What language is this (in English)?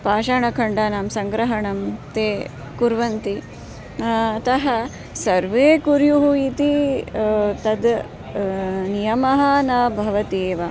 Sanskrit